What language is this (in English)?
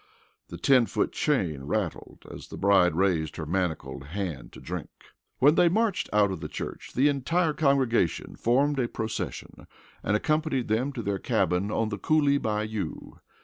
English